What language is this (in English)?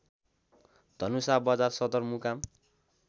Nepali